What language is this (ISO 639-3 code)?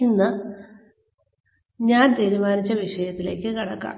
mal